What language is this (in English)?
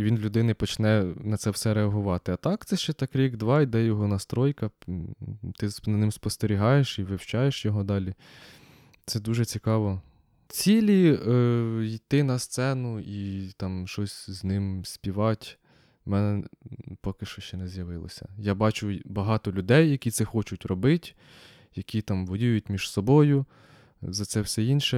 Ukrainian